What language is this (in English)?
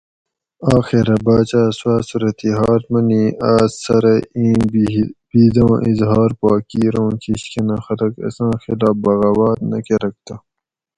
Gawri